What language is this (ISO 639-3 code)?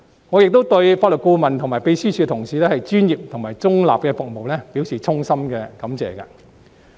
yue